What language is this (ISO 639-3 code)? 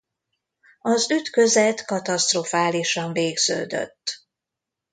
hun